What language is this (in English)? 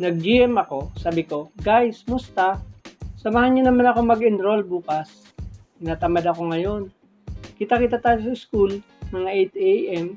Filipino